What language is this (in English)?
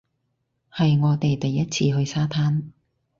Cantonese